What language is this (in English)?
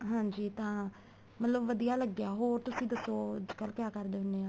Punjabi